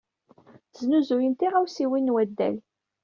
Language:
Kabyle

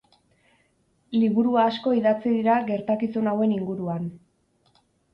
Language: Basque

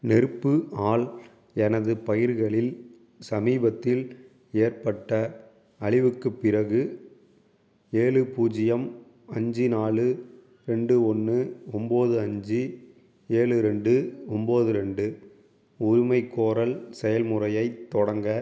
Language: Tamil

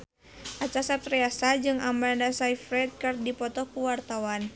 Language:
Sundanese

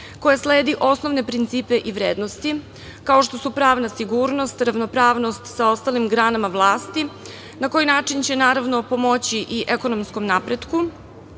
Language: Serbian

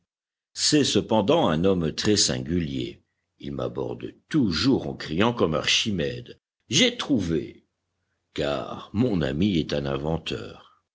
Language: French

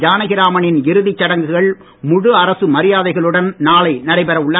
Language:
Tamil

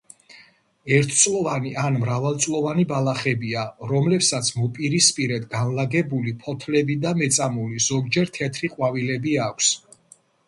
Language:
Georgian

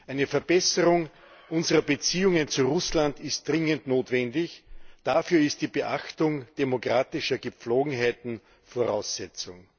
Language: German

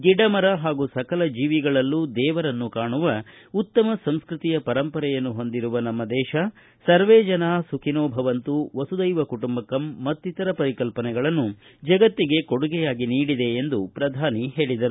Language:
Kannada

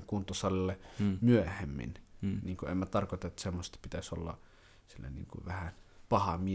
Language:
Finnish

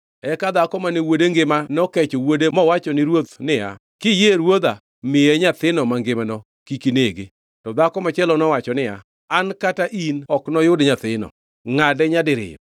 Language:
Luo (Kenya and Tanzania)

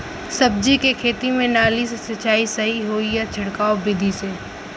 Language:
Bhojpuri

